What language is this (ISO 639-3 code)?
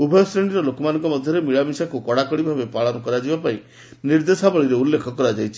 ori